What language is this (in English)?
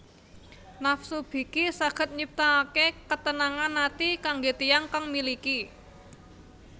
Javanese